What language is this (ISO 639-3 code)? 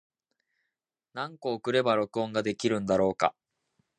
jpn